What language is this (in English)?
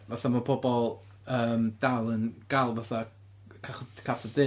Welsh